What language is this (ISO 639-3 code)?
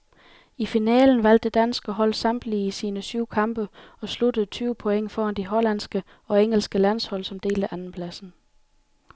dan